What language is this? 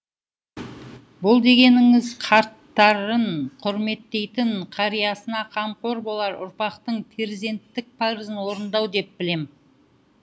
Kazakh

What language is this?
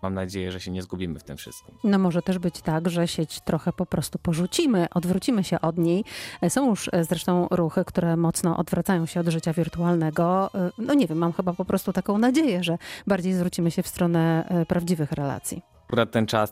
Polish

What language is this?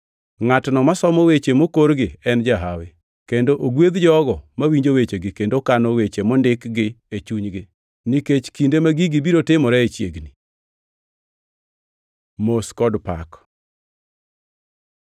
Luo (Kenya and Tanzania)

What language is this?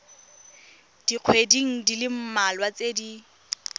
Tswana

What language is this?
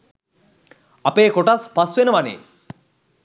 Sinhala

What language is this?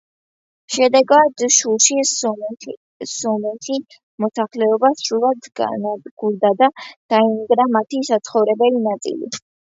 Georgian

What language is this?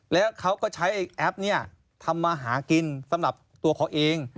Thai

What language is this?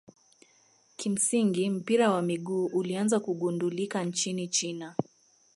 Swahili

